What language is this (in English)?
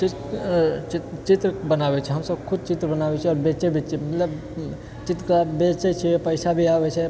Maithili